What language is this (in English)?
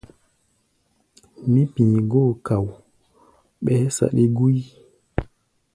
Gbaya